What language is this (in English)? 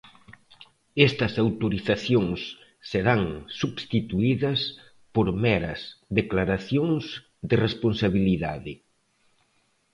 Galician